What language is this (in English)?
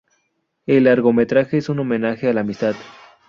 Spanish